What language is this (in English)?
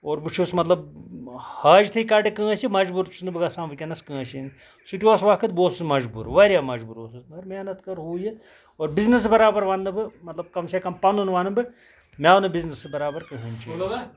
Kashmiri